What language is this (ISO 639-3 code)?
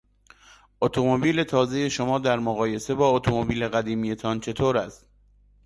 fas